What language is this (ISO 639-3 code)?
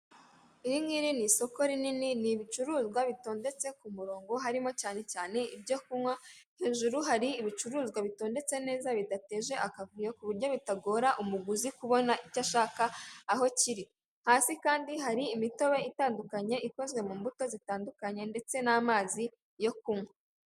kin